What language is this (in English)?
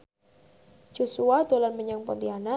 Javanese